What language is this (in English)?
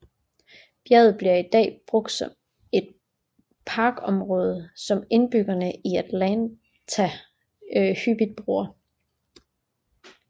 Danish